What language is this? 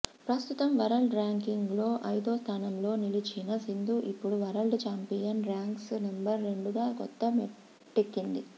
Telugu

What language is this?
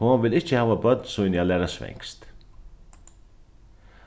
Faroese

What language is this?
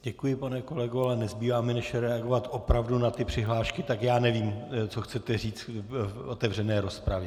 Czech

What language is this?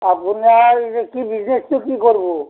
Assamese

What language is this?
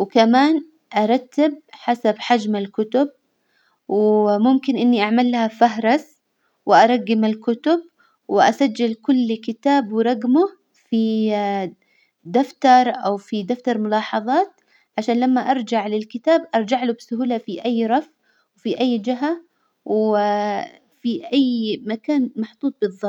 Hijazi Arabic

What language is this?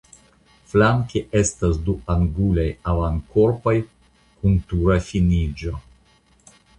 Esperanto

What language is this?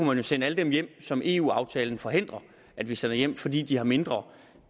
Danish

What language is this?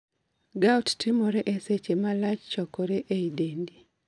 Luo (Kenya and Tanzania)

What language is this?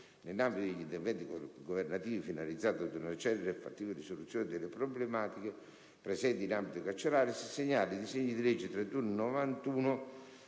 Italian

